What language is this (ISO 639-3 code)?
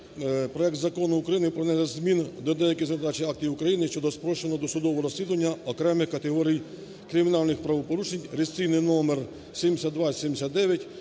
ukr